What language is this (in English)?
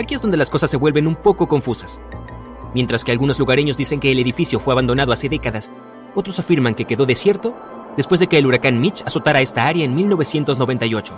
Spanish